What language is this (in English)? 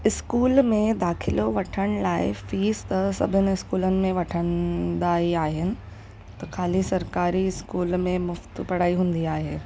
Sindhi